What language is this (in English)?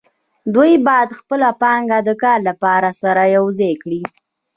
Pashto